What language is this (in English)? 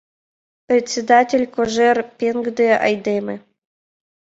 Mari